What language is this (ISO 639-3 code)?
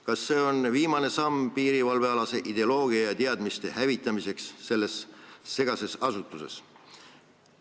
est